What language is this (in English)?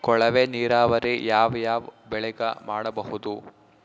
Kannada